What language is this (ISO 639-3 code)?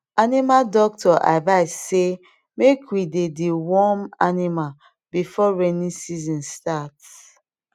pcm